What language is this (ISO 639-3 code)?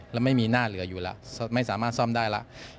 tha